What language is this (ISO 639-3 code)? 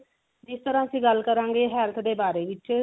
pan